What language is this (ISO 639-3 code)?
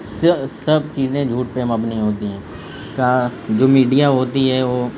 urd